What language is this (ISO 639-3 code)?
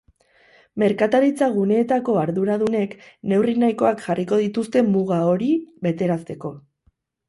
eus